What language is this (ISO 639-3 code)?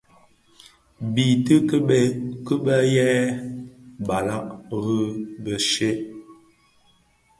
ksf